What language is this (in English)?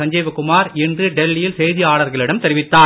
Tamil